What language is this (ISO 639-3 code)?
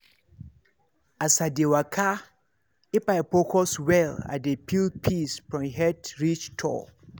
pcm